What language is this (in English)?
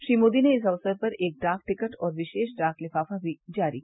Hindi